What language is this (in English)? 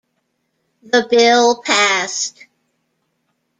English